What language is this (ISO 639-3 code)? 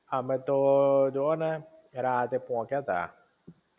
guj